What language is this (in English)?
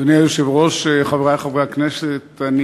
Hebrew